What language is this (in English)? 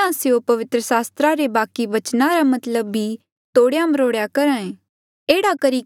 Mandeali